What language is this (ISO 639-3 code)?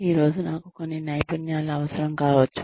tel